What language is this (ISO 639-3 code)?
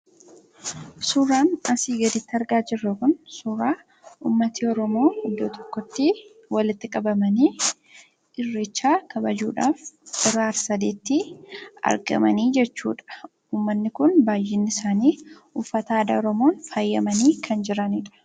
orm